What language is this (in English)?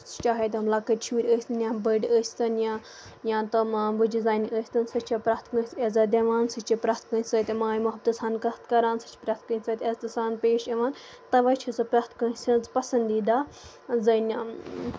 Kashmiri